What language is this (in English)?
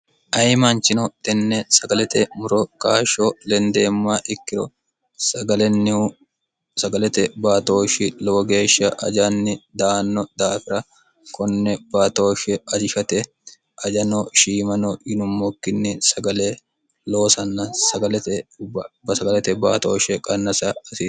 Sidamo